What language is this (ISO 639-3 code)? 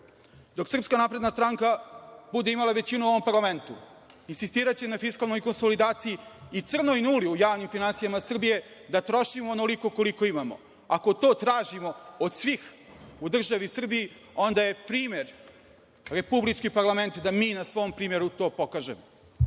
srp